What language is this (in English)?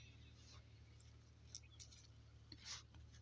Marathi